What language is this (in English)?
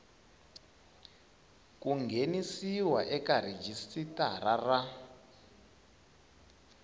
Tsonga